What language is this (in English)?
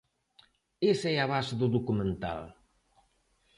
Galician